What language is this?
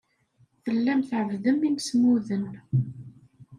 Kabyle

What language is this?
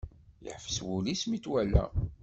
Kabyle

